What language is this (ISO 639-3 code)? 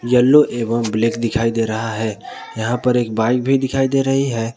hin